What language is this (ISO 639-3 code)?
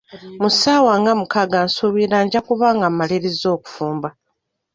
lug